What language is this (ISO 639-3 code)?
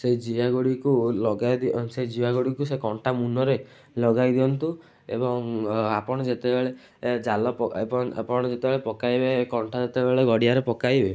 ori